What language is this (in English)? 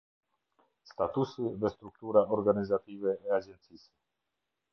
Albanian